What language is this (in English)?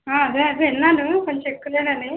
Telugu